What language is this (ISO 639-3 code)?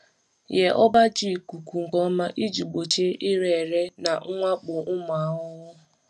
ibo